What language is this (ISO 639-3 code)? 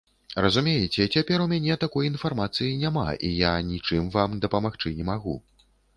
bel